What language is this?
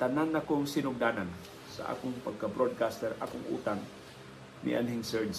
Filipino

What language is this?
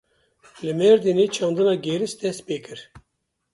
Kurdish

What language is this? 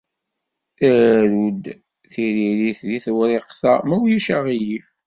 Kabyle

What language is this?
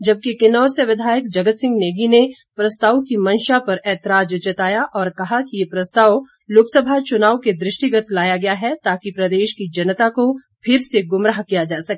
Hindi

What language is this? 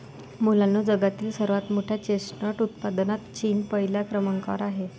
Marathi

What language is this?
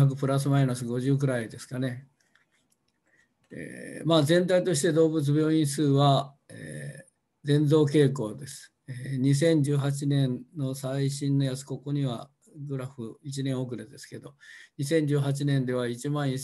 Japanese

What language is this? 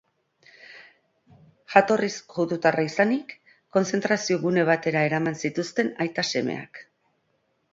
Basque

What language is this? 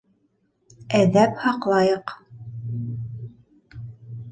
Bashkir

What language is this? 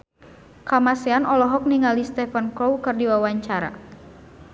Sundanese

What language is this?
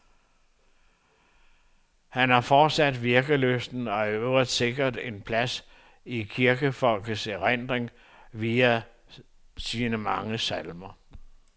Danish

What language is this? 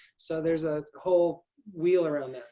English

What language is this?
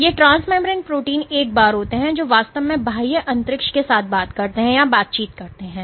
Hindi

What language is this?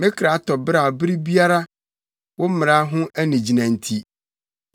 Akan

